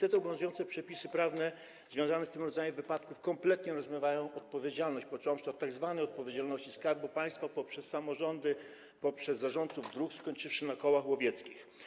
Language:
Polish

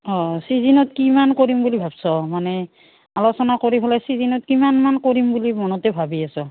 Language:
Assamese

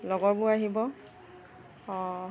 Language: Assamese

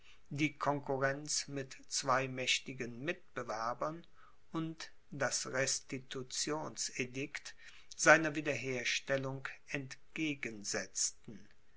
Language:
German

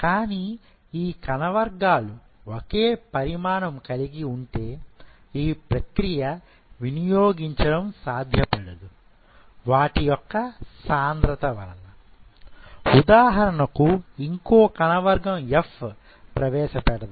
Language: Telugu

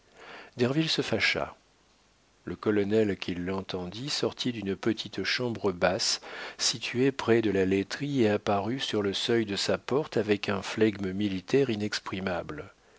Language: French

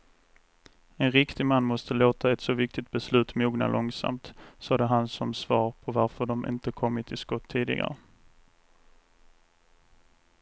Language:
Swedish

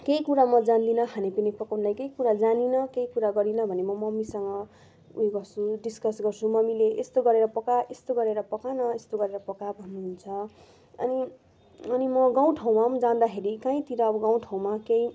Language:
Nepali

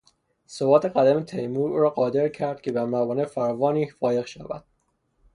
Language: Persian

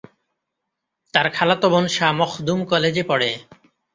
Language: Bangla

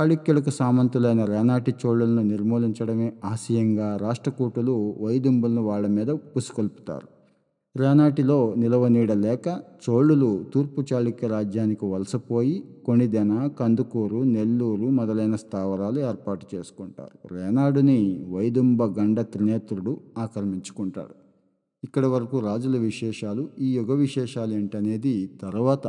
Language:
Telugu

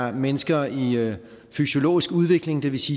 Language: Danish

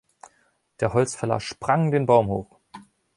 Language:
German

